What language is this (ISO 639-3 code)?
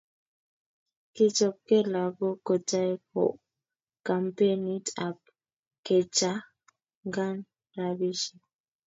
kln